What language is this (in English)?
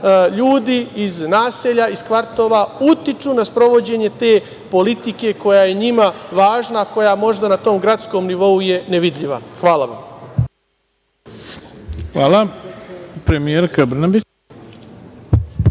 Serbian